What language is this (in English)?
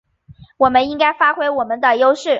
Chinese